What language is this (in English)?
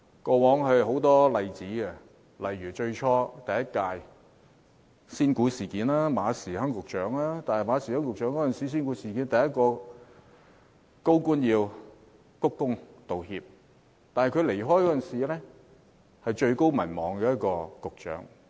Cantonese